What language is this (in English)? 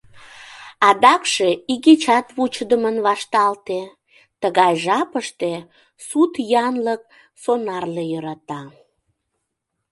Mari